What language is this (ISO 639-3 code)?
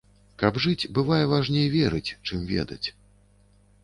bel